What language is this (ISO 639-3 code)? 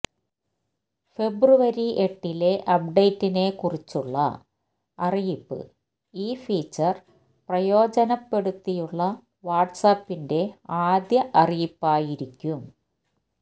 mal